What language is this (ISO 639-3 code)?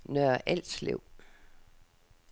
dan